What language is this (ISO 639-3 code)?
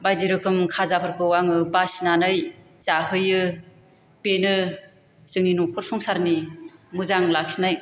brx